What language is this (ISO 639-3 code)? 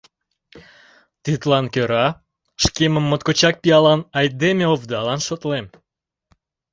chm